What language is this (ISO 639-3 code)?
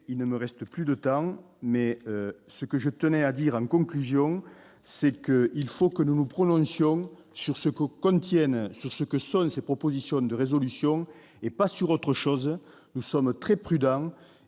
fra